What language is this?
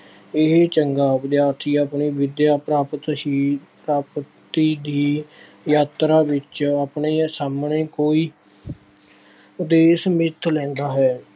Punjabi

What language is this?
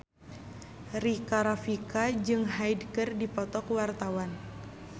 Sundanese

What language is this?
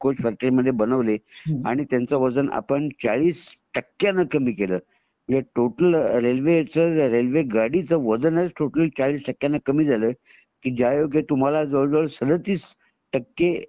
Marathi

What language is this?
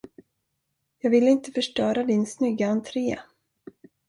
Swedish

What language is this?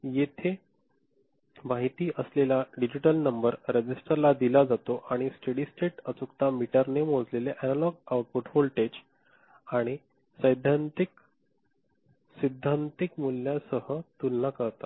Marathi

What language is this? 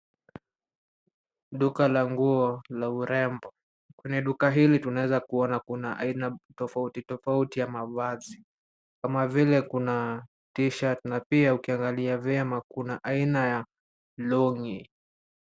Swahili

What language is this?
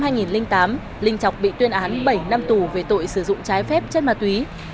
Vietnamese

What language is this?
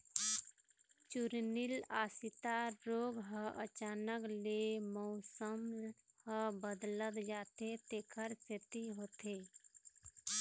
Chhattisgarhi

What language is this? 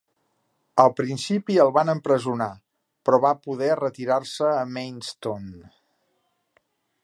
Catalan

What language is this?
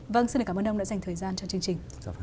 Vietnamese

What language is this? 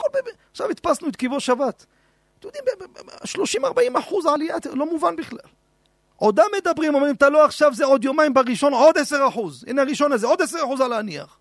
Hebrew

